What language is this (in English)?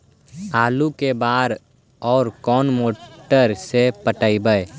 Magahi